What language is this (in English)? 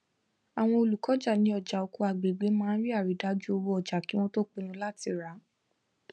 Yoruba